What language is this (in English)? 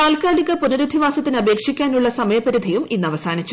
Malayalam